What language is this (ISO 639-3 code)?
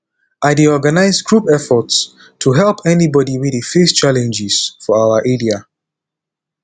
pcm